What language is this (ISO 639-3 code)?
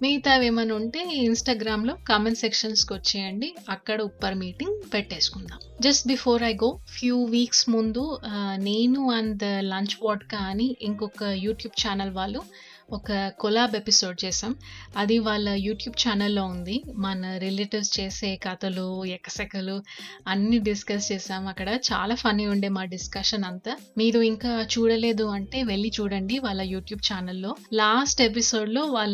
tel